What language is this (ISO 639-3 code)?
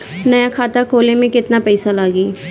bho